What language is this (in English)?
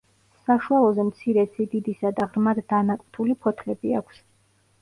Georgian